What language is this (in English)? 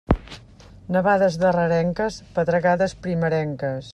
Catalan